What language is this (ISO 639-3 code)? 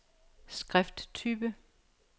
dan